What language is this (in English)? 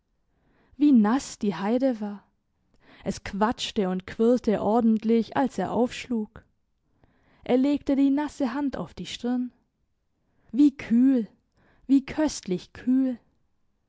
German